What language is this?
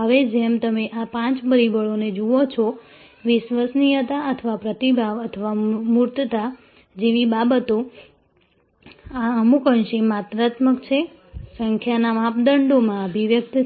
Gujarati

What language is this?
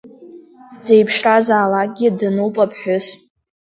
Abkhazian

